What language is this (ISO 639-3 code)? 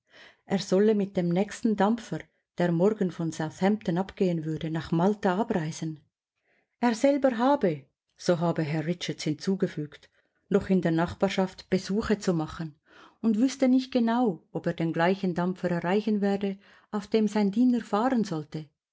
deu